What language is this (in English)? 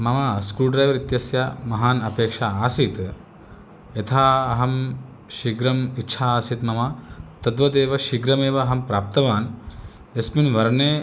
Sanskrit